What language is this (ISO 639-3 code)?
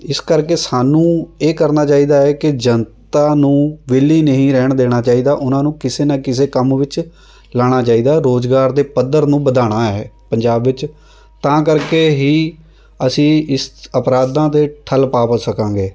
pan